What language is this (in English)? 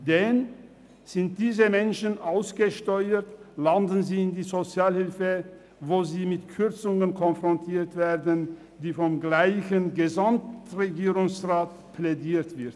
Swiss German